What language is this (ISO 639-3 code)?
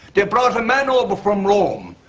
eng